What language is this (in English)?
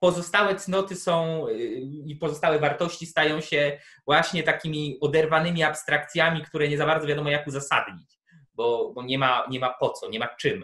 Polish